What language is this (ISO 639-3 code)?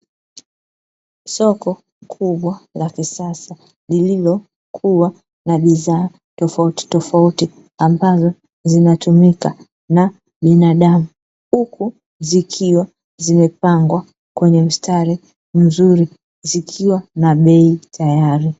swa